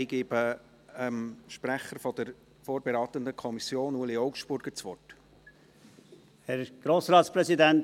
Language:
Swiss German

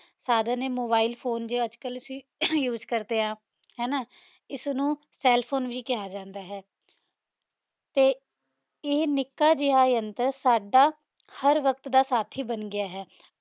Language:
Punjabi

